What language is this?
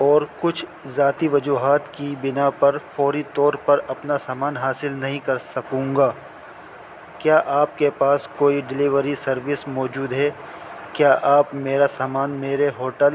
Urdu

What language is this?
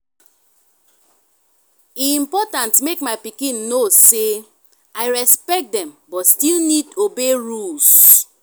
Nigerian Pidgin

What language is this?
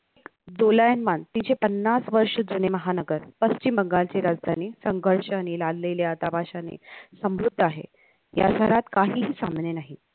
Marathi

